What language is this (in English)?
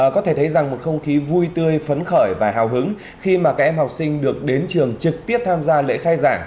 Vietnamese